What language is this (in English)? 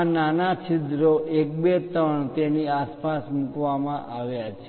Gujarati